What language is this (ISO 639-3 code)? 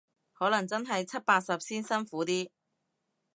yue